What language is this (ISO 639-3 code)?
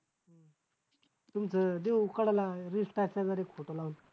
mar